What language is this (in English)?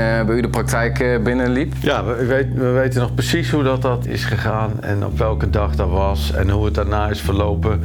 Dutch